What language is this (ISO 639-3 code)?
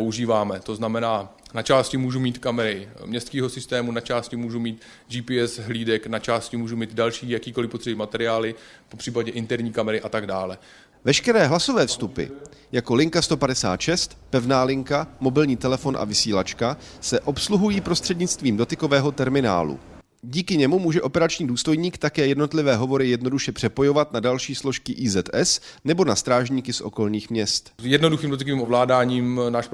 ces